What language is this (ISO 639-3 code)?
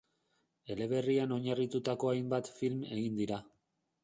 eus